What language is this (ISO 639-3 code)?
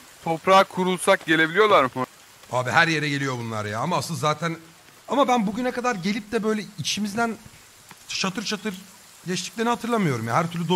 tur